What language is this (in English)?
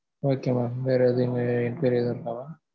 Tamil